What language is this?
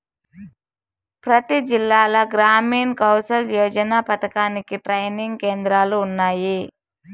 Telugu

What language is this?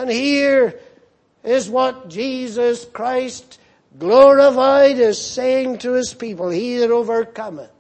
English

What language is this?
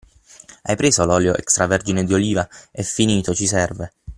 Italian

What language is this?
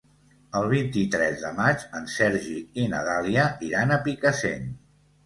Catalan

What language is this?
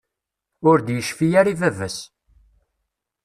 Kabyle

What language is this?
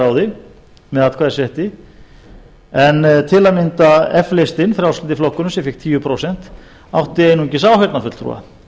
Icelandic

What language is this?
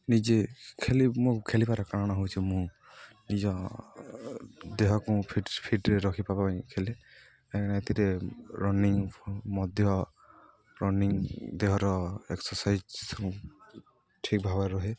Odia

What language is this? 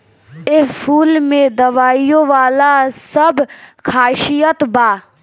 Bhojpuri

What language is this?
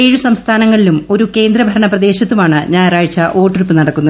Malayalam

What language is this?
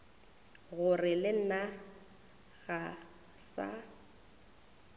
Northern Sotho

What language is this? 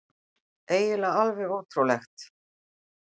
Icelandic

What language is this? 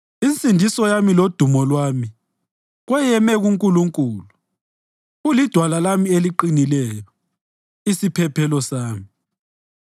North Ndebele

